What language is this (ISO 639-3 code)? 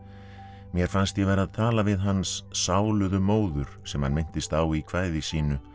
isl